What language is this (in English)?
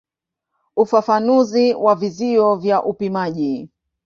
Swahili